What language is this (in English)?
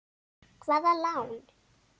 Icelandic